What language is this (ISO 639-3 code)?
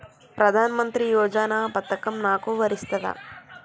tel